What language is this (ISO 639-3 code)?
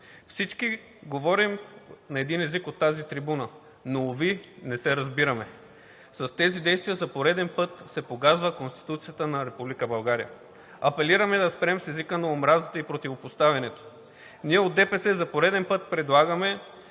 bul